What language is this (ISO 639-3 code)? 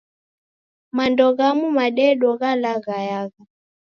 dav